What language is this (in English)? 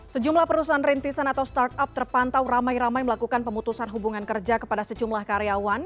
Indonesian